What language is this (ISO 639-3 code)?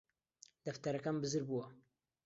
ckb